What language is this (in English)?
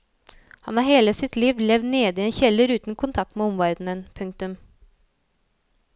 Norwegian